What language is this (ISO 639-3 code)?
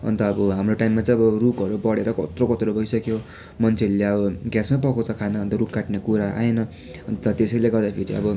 nep